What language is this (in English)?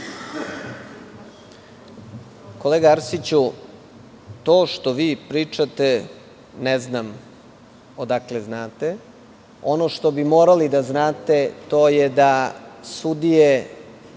Serbian